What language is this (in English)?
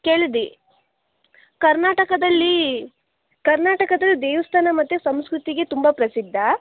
Kannada